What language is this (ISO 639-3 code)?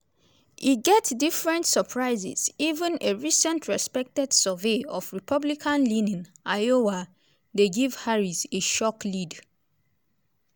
pcm